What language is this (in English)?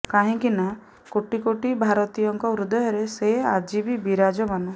Odia